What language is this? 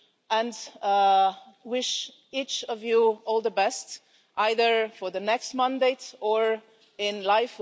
English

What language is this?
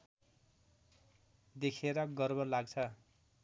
Nepali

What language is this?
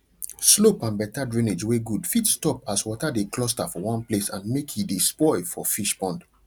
Nigerian Pidgin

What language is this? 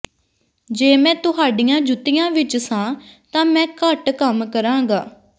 Punjabi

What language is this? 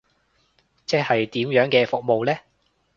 Cantonese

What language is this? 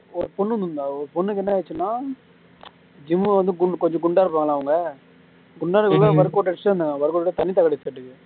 Tamil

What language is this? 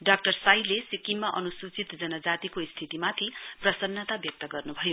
Nepali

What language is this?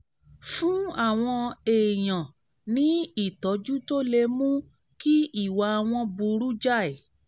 Yoruba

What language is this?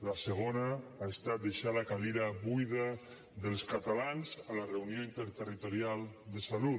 Catalan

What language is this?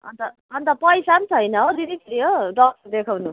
Nepali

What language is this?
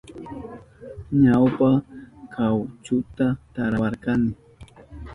Southern Pastaza Quechua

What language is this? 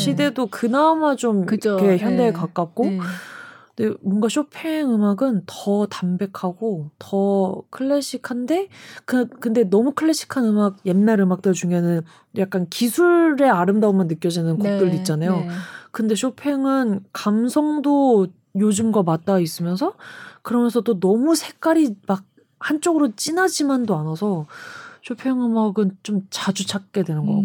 Korean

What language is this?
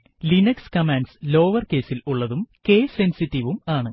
Malayalam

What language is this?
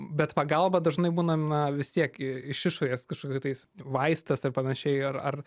Lithuanian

